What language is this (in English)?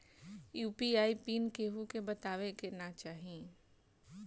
Bhojpuri